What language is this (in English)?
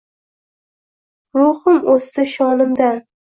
Uzbek